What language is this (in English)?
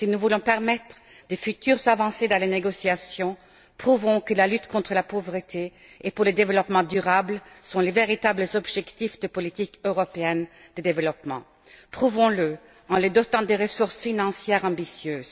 French